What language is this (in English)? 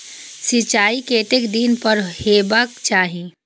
Maithili